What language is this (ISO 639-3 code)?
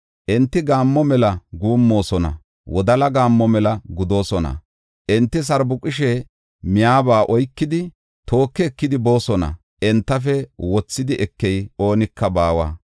gof